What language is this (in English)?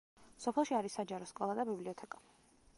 Georgian